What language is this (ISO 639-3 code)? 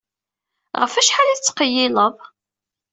kab